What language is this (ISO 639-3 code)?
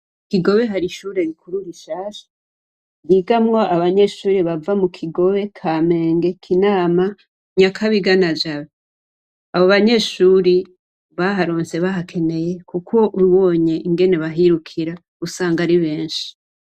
run